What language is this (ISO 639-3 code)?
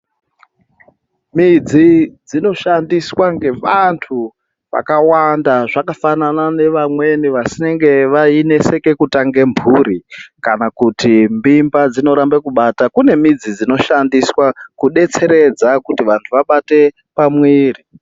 ndc